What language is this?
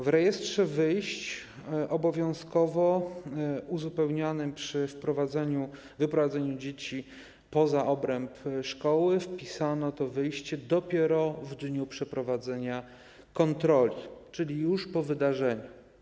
Polish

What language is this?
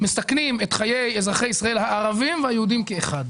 Hebrew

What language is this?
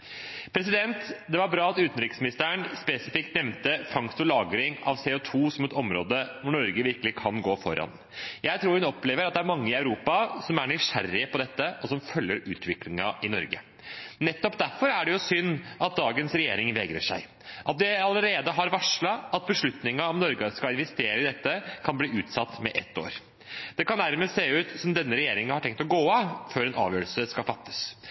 Norwegian Bokmål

